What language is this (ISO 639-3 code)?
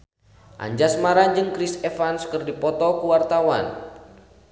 sun